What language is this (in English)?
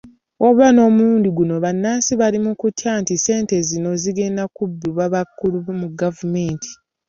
Ganda